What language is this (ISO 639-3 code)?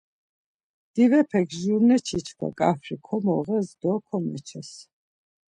lzz